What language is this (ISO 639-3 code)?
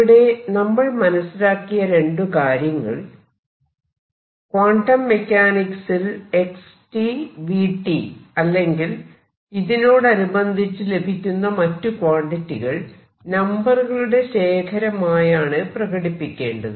mal